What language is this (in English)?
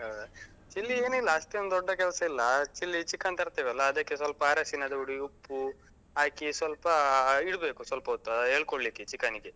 Kannada